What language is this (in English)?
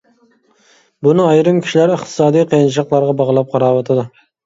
Uyghur